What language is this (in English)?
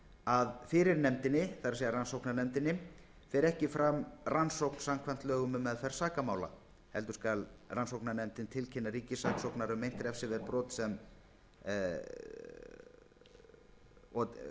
Icelandic